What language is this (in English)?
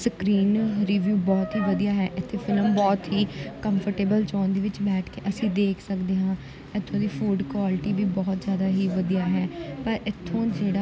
Punjabi